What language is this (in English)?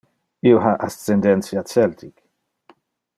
Interlingua